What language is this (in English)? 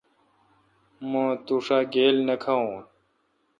Kalkoti